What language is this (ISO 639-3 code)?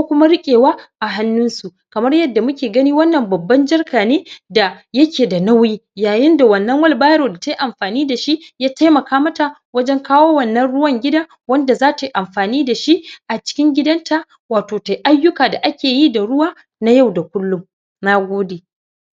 hau